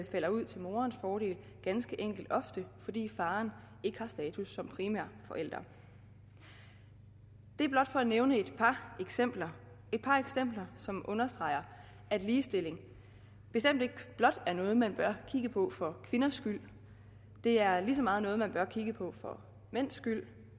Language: Danish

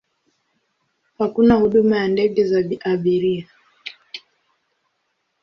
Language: Swahili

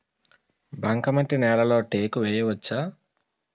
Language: Telugu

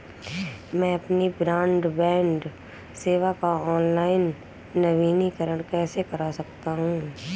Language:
Hindi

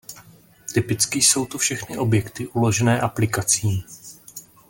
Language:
Czech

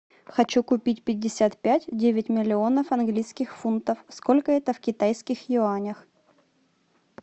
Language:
Russian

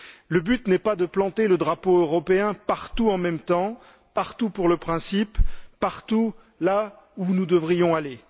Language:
French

